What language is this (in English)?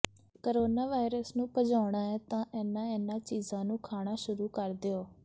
Punjabi